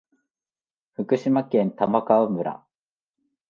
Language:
Japanese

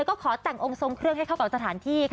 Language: Thai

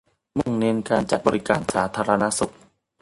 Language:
Thai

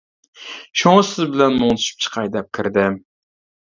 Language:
Uyghur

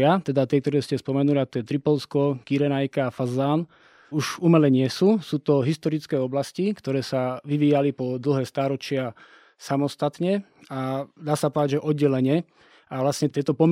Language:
Slovak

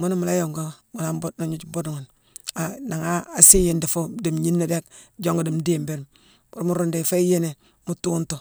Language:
Mansoanka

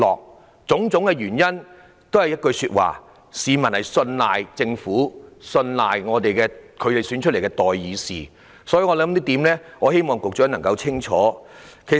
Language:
Cantonese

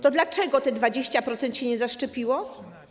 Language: Polish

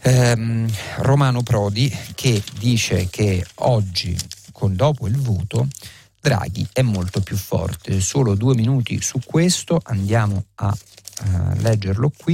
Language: Italian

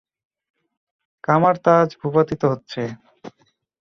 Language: Bangla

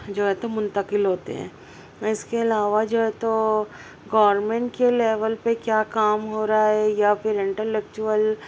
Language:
Urdu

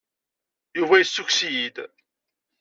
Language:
Kabyle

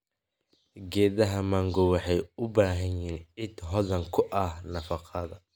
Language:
Somali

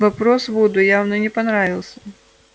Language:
Russian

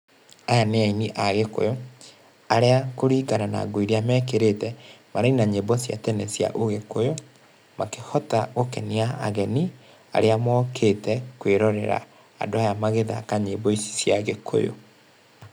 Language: Kikuyu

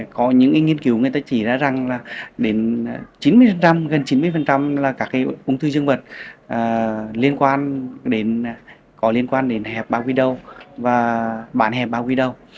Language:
Vietnamese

